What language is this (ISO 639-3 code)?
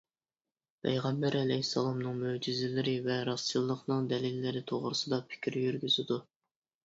uig